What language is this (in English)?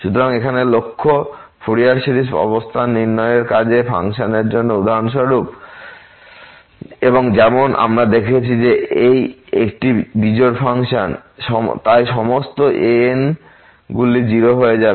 Bangla